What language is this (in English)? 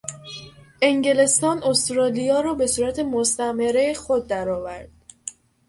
Persian